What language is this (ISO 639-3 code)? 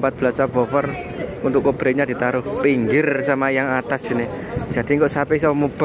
ind